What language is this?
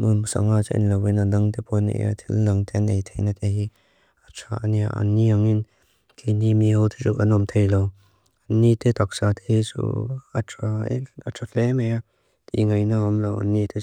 Mizo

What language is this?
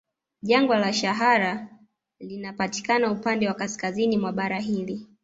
Swahili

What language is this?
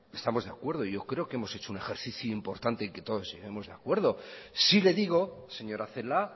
Spanish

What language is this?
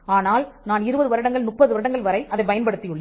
Tamil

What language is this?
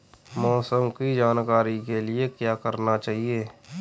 Hindi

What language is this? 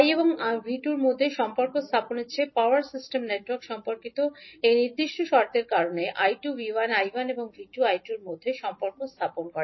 Bangla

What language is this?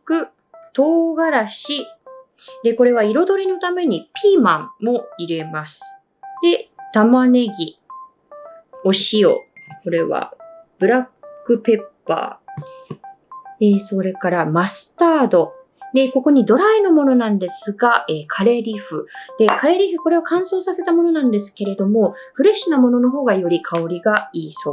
Japanese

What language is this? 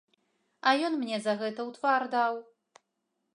Belarusian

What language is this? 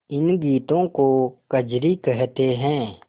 Hindi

